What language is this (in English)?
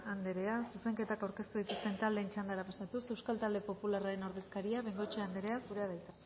Basque